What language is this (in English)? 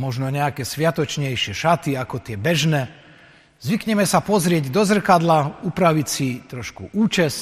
Slovak